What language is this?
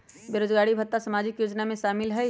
Magahi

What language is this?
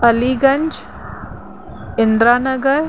Sindhi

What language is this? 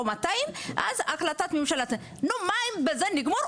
Hebrew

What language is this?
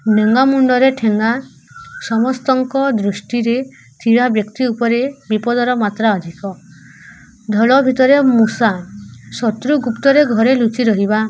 Odia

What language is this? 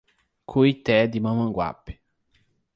Portuguese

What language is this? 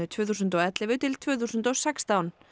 Icelandic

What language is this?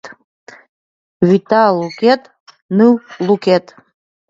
Mari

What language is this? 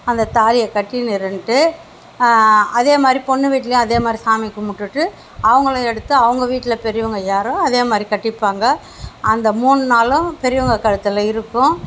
Tamil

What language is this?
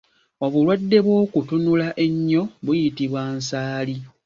Ganda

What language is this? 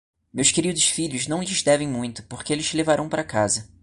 Portuguese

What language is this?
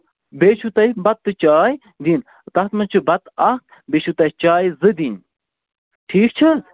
Kashmiri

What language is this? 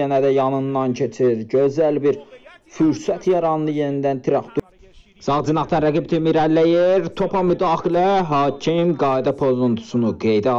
Turkish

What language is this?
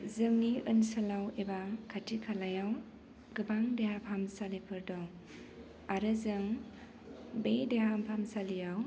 Bodo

